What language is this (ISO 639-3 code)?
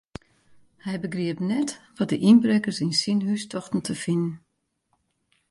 fry